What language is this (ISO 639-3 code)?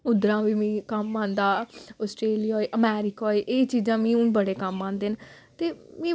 doi